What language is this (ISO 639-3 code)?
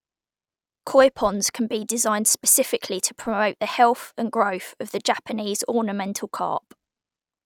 eng